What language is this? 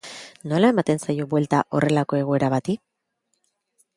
Basque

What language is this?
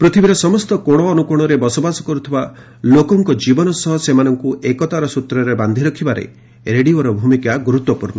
Odia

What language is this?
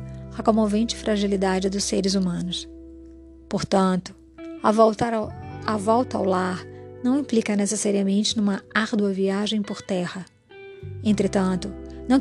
Portuguese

